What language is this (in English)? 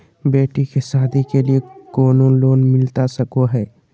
Magahi